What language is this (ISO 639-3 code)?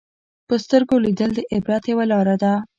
pus